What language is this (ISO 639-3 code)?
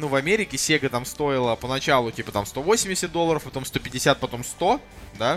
rus